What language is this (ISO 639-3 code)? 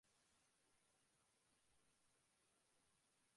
ben